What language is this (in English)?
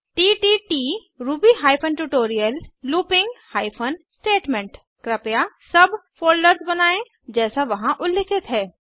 Hindi